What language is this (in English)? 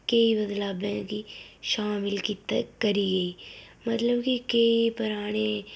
Dogri